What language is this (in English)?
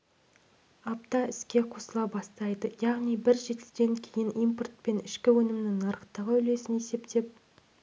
Kazakh